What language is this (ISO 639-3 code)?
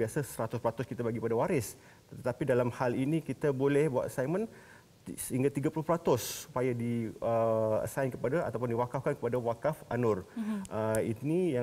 msa